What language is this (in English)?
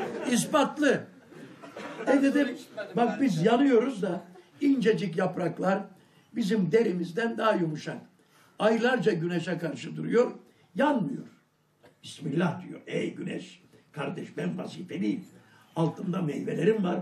Turkish